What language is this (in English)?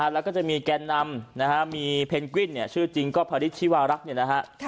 Thai